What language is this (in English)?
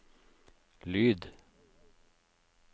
Norwegian